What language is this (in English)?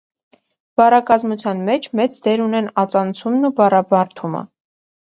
Armenian